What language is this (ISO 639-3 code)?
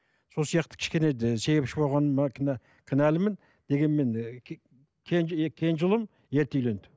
kaz